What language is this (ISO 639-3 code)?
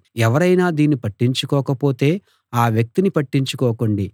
tel